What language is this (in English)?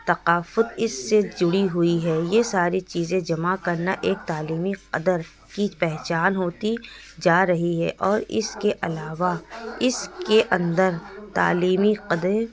Urdu